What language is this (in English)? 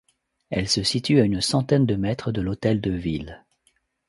French